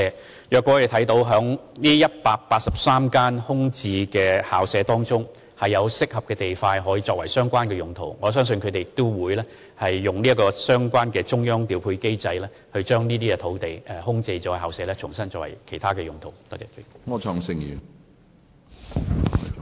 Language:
Cantonese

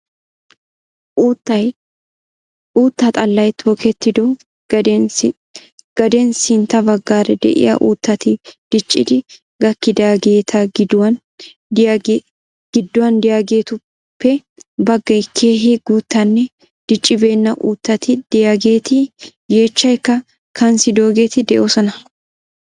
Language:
Wolaytta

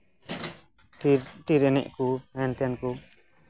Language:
Santali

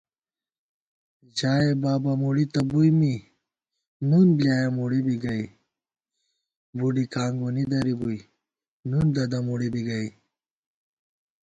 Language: Gawar-Bati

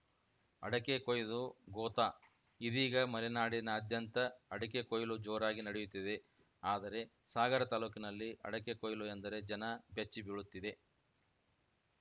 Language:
Kannada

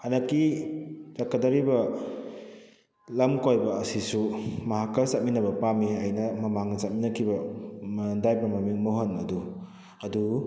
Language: Manipuri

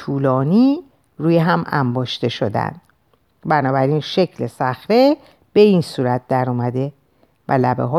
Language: Persian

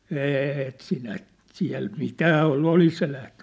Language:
Finnish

